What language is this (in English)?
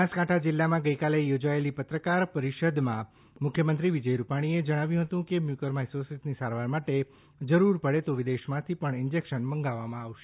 Gujarati